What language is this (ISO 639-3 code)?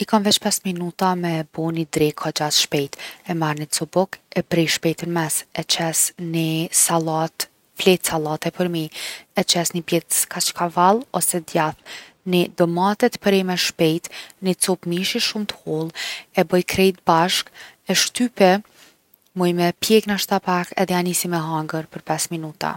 aln